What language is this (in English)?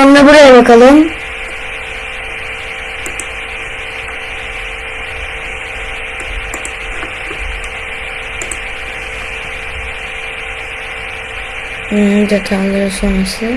Turkish